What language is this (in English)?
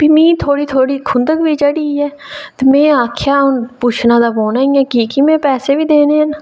Dogri